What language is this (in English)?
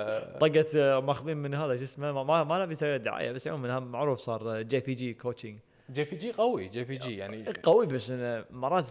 Arabic